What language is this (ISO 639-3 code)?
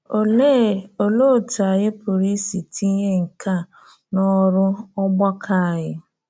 ibo